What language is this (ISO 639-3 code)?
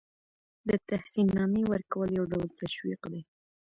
pus